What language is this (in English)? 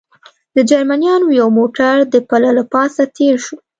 Pashto